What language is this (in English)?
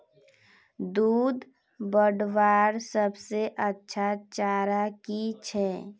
Magahi